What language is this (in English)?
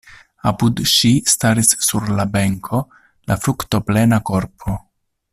Esperanto